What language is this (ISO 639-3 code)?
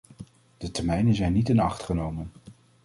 nld